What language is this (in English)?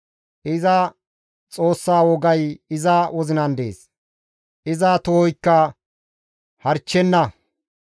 Gamo